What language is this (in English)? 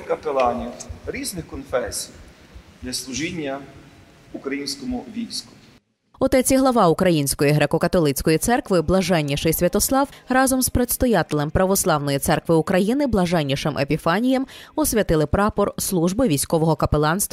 Ukrainian